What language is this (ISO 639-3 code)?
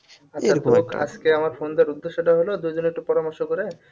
ben